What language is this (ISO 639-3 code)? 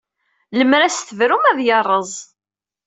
kab